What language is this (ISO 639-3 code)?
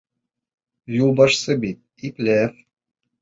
bak